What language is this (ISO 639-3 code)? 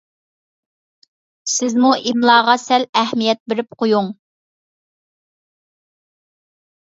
uig